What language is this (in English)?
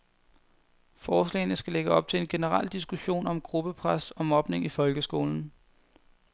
Danish